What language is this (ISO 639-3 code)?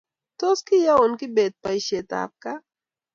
kln